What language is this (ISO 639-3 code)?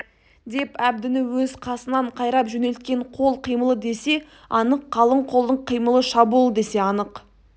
kaz